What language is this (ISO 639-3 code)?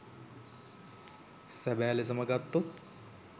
sin